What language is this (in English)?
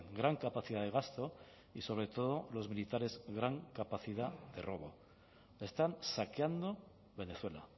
Spanish